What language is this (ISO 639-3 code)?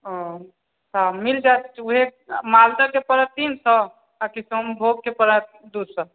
mai